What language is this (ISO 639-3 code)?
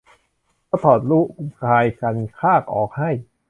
tha